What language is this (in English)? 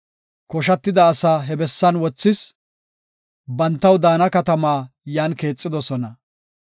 Gofa